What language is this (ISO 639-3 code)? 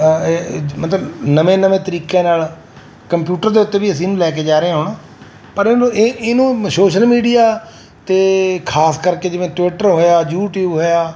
pan